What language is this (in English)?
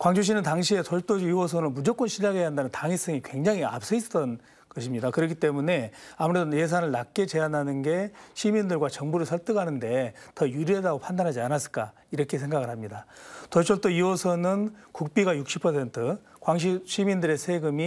Korean